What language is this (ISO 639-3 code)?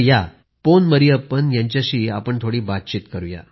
mar